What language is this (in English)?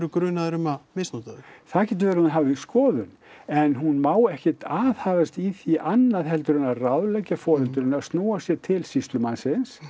Icelandic